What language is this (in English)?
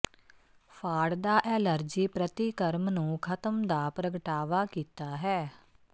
Punjabi